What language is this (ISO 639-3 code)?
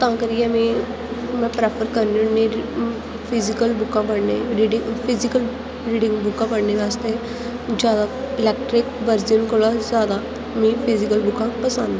doi